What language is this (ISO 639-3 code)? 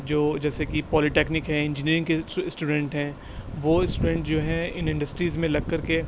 urd